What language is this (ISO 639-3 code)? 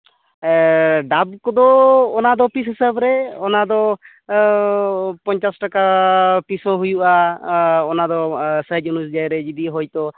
sat